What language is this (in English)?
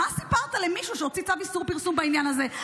Hebrew